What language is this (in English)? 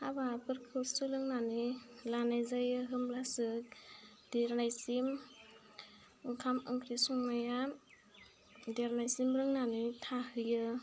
Bodo